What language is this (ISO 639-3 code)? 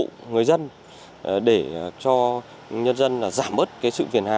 vie